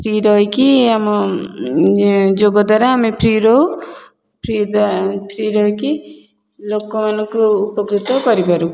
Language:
Odia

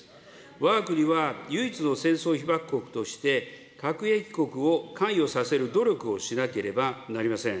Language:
Japanese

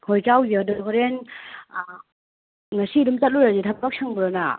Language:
Manipuri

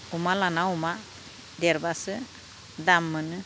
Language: Bodo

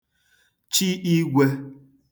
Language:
Igbo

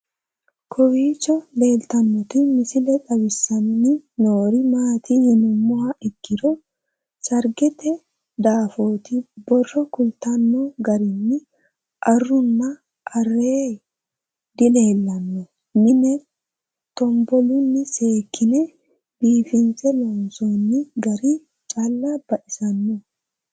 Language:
Sidamo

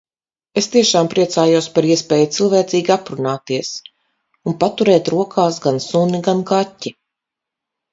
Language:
Latvian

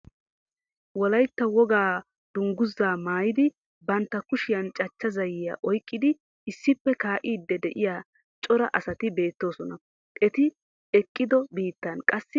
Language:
Wolaytta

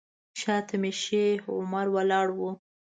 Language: Pashto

